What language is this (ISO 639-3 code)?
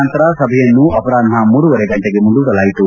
kan